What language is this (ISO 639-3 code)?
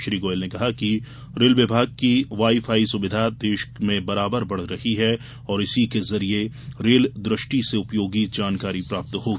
hin